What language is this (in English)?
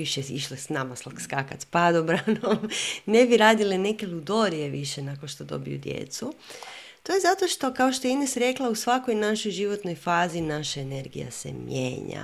Croatian